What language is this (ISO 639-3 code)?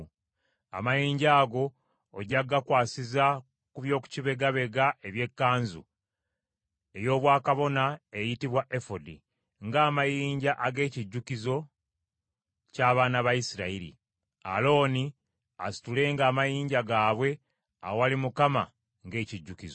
lug